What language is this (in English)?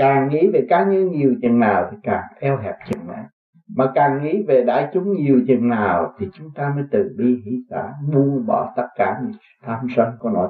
Vietnamese